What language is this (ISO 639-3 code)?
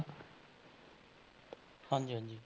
pan